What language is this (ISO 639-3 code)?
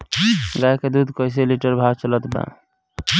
bho